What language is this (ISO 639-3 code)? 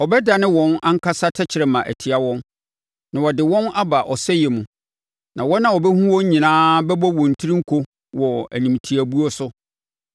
aka